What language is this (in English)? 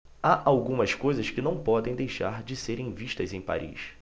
Portuguese